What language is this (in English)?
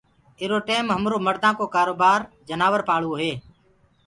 Gurgula